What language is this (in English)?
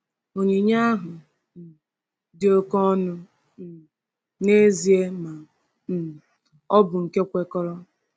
Igbo